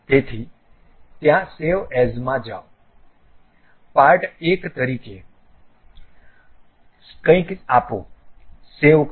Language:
Gujarati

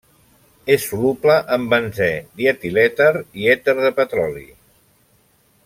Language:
Catalan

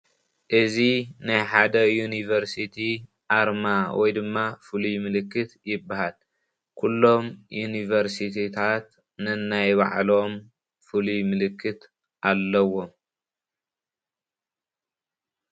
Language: Tigrinya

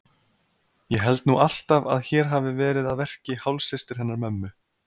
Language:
Icelandic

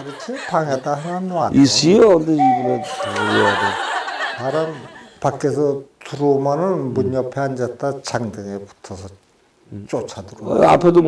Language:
Korean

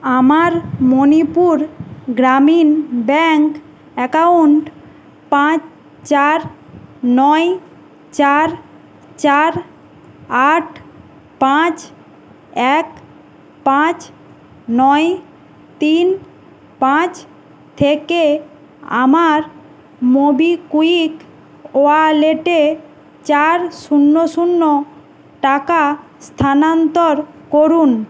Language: Bangla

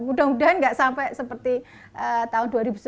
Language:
Indonesian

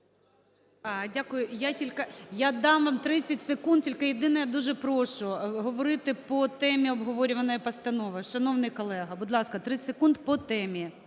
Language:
Ukrainian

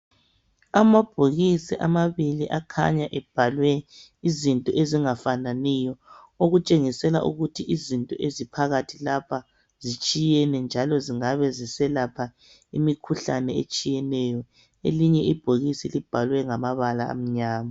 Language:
North Ndebele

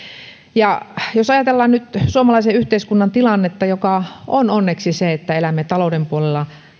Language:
Finnish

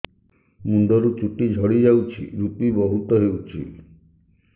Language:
Odia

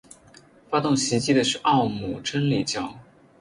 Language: Chinese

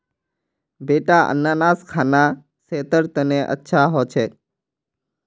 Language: Magahi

